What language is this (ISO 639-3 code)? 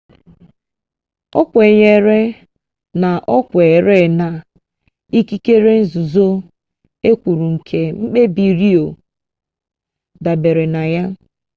ibo